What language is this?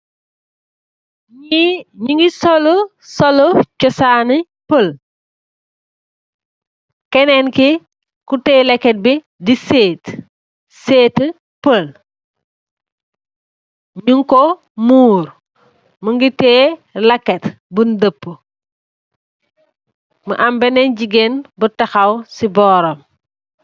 Wolof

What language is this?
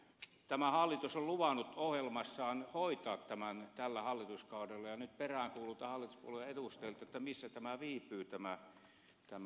Finnish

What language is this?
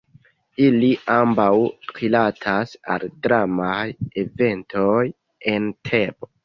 Esperanto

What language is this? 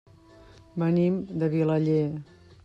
Catalan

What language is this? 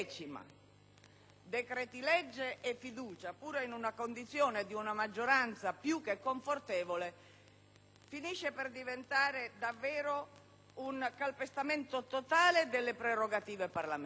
Italian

